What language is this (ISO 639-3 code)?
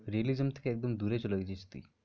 ben